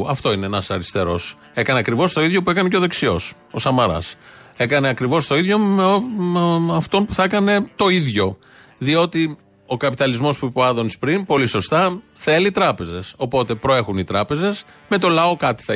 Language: Greek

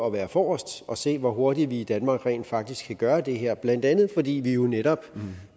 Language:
Danish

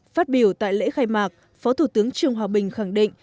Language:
Vietnamese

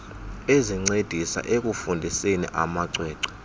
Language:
Xhosa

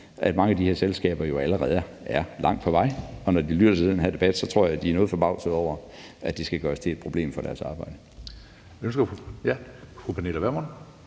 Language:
Danish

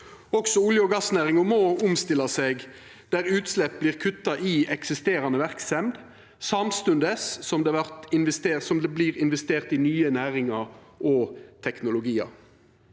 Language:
Norwegian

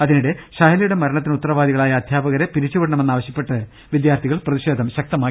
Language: Malayalam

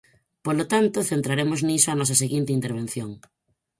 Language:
Galician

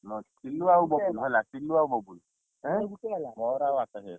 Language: Odia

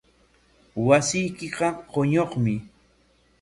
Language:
Corongo Ancash Quechua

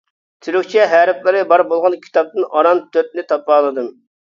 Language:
Uyghur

